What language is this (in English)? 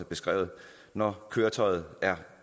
Danish